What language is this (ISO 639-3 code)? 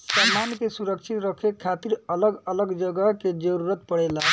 bho